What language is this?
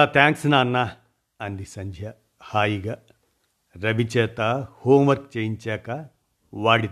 Telugu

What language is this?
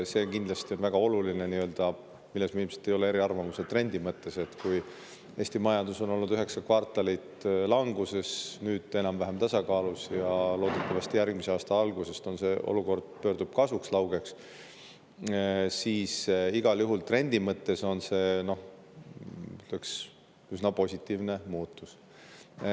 Estonian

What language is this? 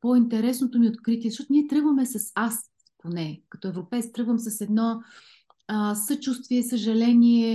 Bulgarian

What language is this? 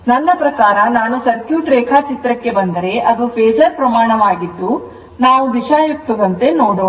Kannada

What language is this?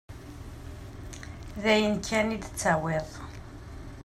Kabyle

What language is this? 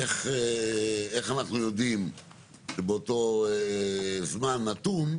Hebrew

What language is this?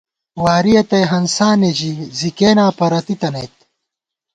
Gawar-Bati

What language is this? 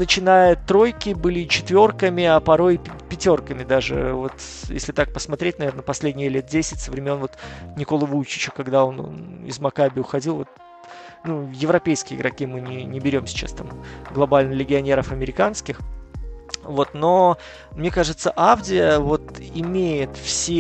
Russian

